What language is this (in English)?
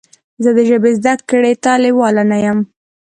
Pashto